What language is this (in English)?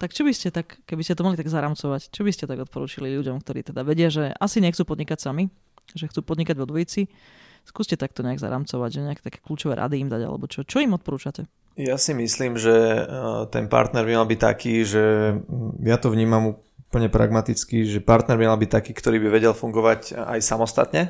Slovak